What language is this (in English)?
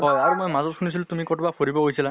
Assamese